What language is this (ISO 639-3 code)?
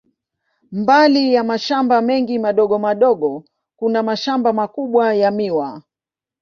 swa